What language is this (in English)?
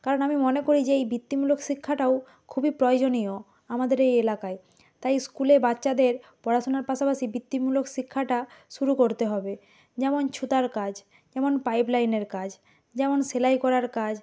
Bangla